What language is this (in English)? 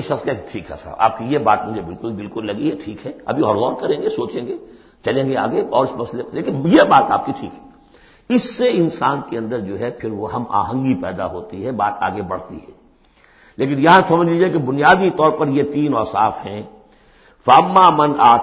Urdu